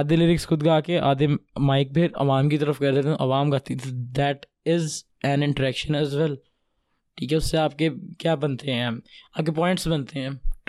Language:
Urdu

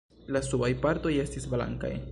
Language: Esperanto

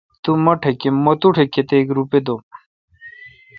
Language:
Kalkoti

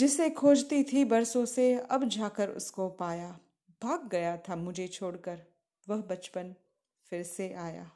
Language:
Hindi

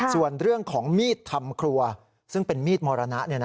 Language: Thai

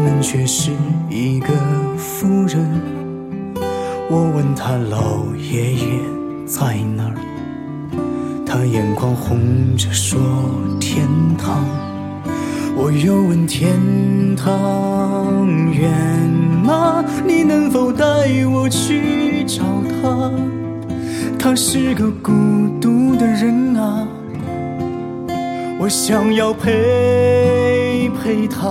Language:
Chinese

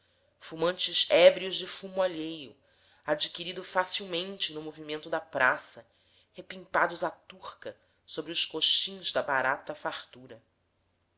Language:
Portuguese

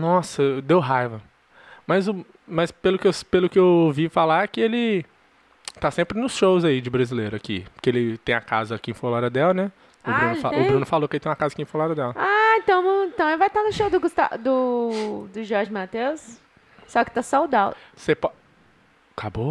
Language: Portuguese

